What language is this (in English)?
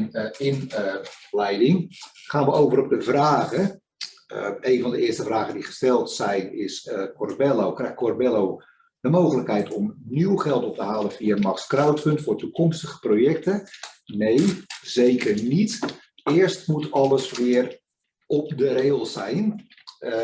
Dutch